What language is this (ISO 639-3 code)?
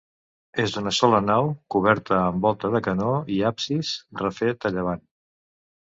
cat